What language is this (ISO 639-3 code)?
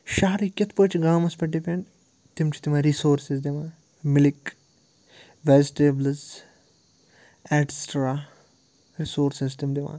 kas